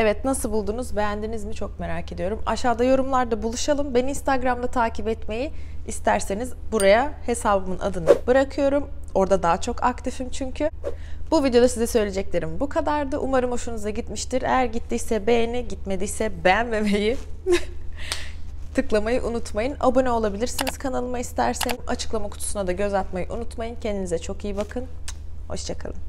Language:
Turkish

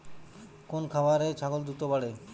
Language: Bangla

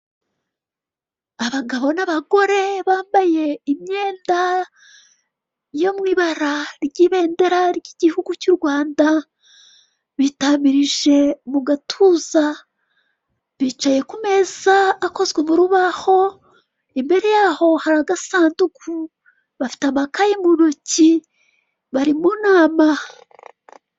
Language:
Kinyarwanda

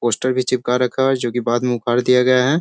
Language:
Hindi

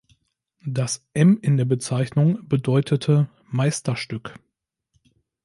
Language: German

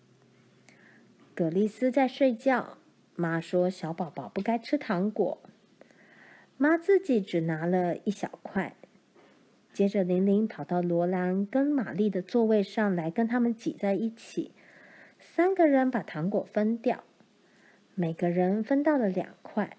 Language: Chinese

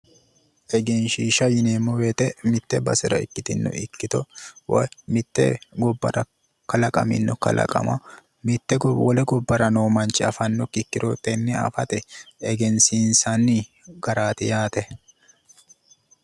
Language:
Sidamo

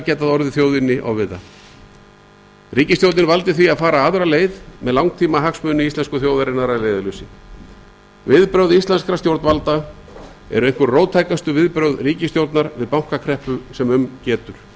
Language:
Icelandic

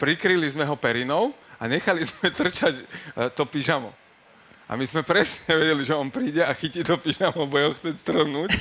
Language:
Slovak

